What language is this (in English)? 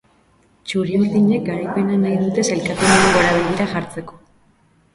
Basque